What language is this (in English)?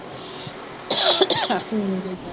Punjabi